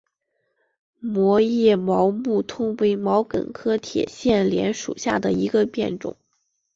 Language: Chinese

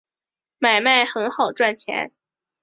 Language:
Chinese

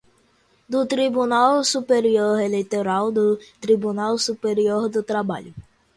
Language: Portuguese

